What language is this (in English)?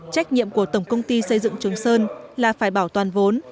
Vietnamese